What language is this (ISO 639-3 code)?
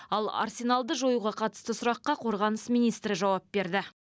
kaz